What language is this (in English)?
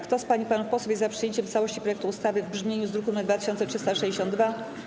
Polish